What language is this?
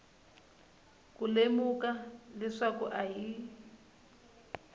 Tsonga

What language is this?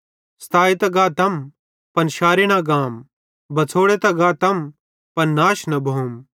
Bhadrawahi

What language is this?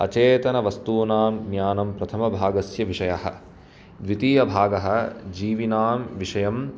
Sanskrit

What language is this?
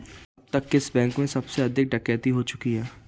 Hindi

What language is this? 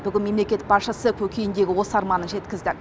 Kazakh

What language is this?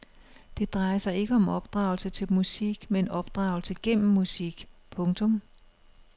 Danish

